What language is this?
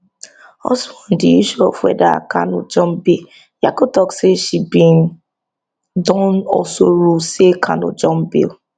Nigerian Pidgin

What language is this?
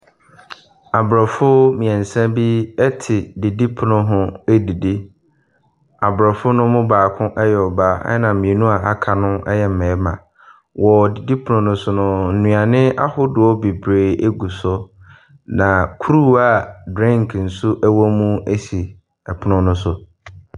Akan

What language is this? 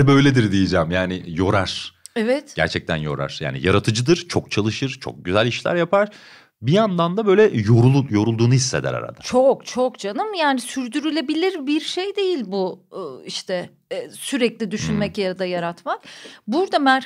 Turkish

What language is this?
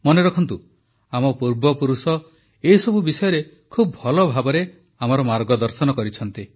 Odia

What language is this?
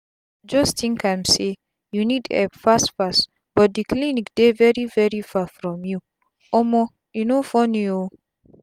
Nigerian Pidgin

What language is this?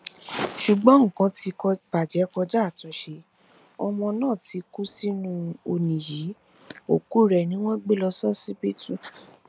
Yoruba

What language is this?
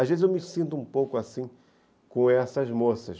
Portuguese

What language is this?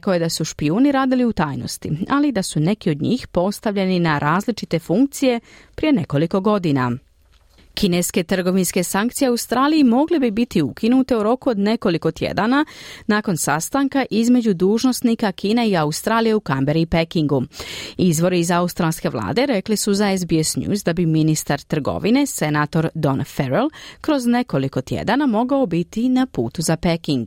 Croatian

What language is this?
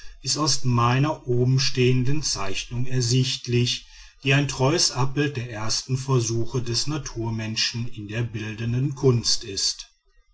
German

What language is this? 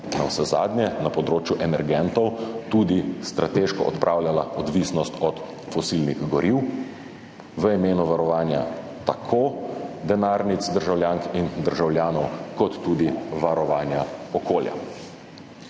Slovenian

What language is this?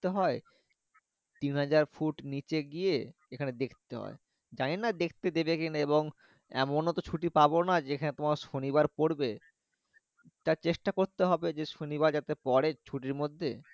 Bangla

